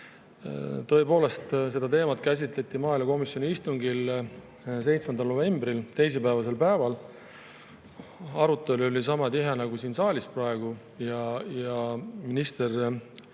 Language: Estonian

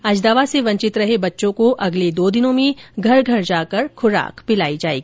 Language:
Hindi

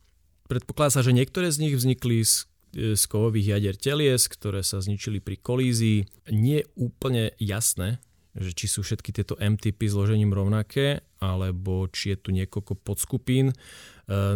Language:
Slovak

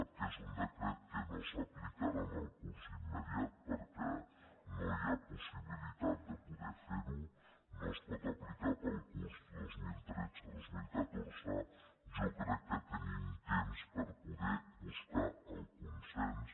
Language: Catalan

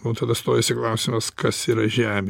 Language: Lithuanian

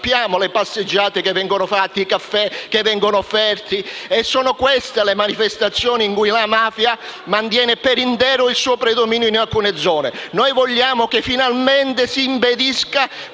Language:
Italian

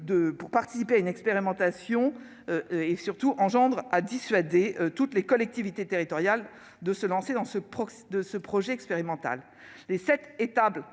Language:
French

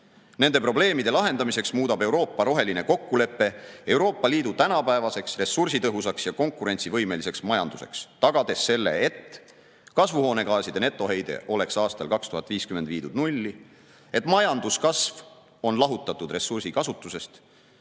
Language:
Estonian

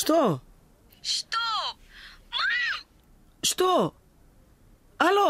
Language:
Portuguese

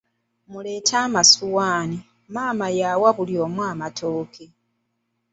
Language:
Ganda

